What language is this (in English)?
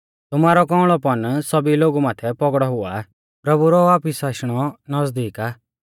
Mahasu Pahari